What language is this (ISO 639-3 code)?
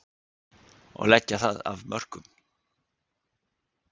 isl